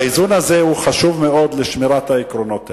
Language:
Hebrew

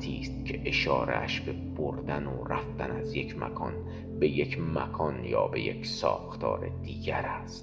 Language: Persian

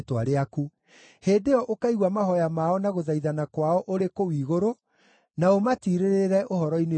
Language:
Kikuyu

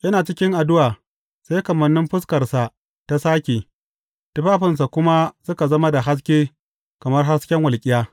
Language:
Hausa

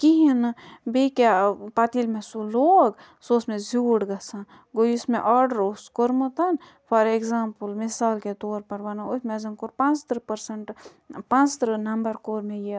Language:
Kashmiri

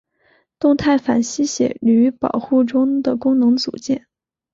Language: Chinese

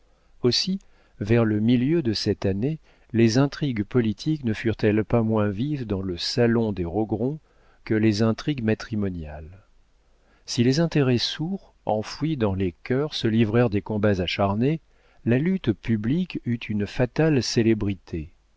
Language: French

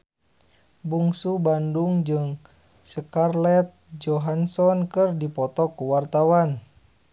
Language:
Sundanese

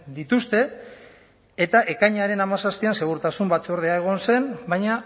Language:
Basque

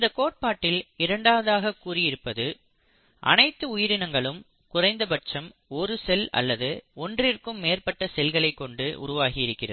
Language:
Tamil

